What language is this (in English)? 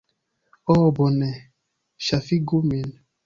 Esperanto